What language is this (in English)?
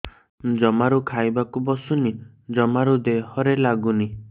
Odia